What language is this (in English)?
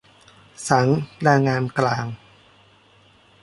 Thai